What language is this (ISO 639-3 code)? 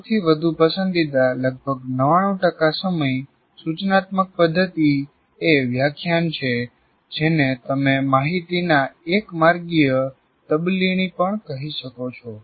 guj